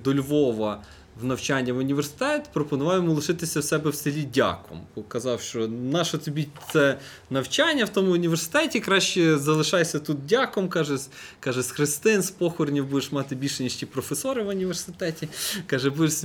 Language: Ukrainian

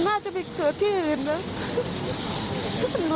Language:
Thai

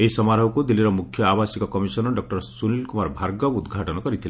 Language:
Odia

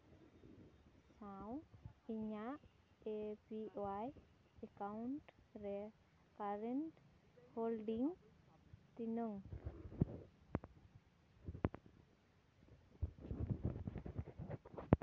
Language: Santali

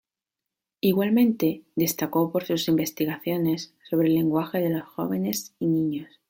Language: Spanish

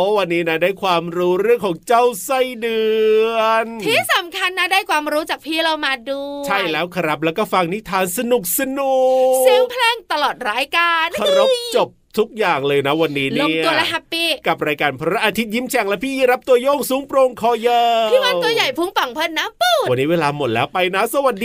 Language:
Thai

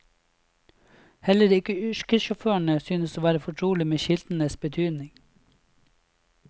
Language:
Norwegian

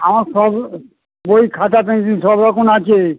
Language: Bangla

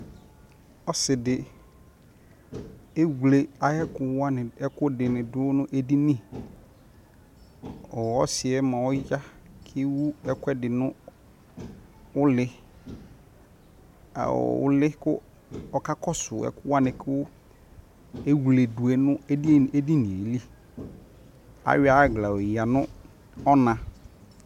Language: Ikposo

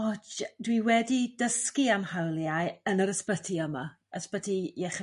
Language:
Welsh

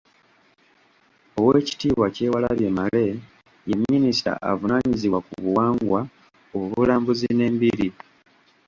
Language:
Ganda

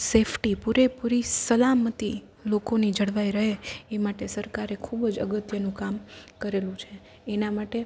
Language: Gujarati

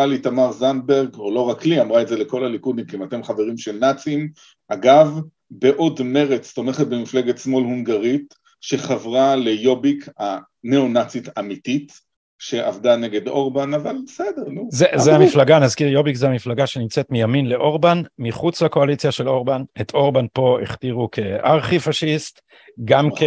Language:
Hebrew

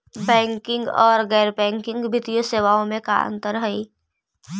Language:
Magahi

